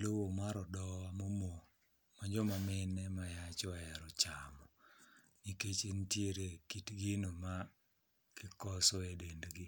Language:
Luo (Kenya and Tanzania)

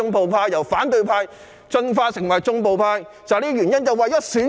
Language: Cantonese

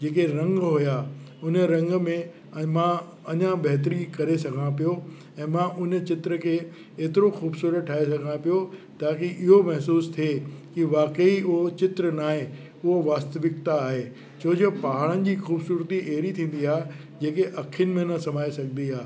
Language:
Sindhi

